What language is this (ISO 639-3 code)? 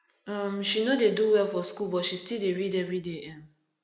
pcm